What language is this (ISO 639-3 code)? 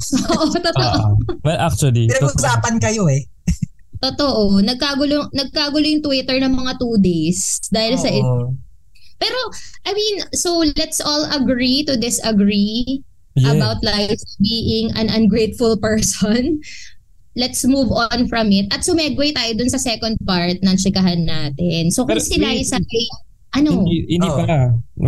fil